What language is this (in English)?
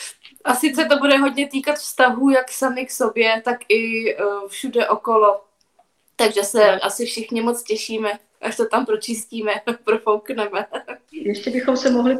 Czech